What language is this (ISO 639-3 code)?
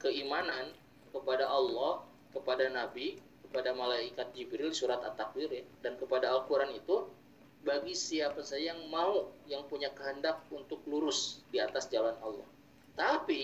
ind